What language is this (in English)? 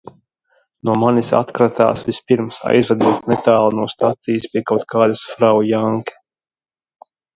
Latvian